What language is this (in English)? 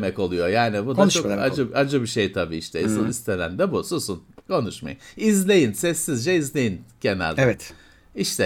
Turkish